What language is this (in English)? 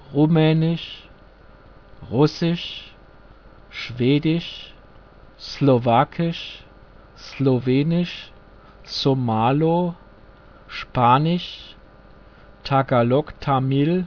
German